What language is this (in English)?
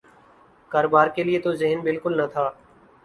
Urdu